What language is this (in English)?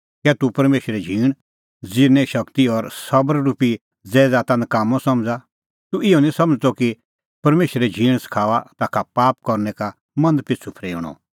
Kullu Pahari